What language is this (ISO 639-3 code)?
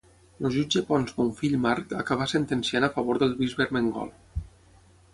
cat